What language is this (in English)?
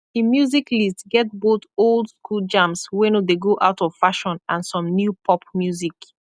Nigerian Pidgin